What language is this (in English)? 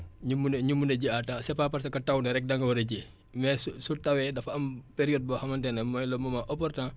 Wolof